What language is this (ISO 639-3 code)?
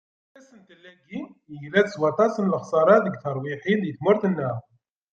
kab